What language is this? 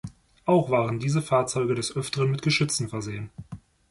German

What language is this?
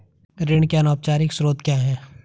Hindi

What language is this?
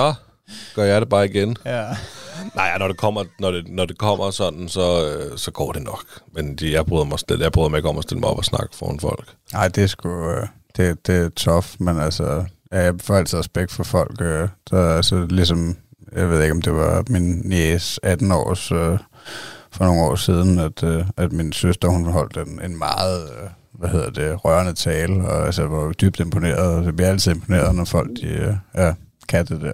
Danish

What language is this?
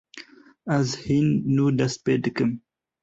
Kurdish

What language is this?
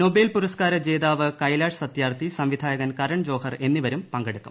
Malayalam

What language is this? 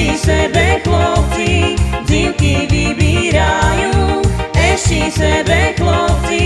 Slovak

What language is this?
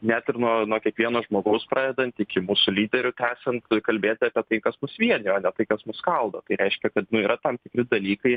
Lithuanian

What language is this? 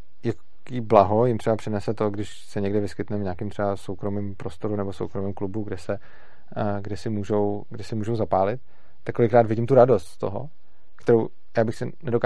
Czech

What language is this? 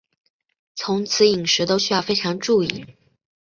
Chinese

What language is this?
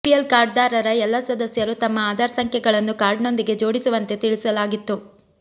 Kannada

